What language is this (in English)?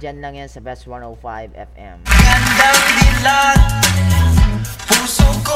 Filipino